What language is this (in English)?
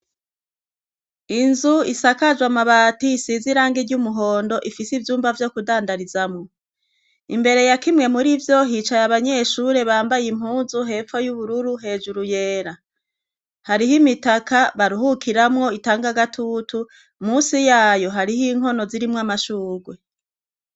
Rundi